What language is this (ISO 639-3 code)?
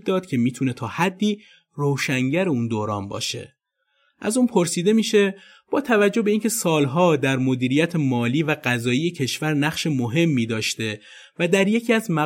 fas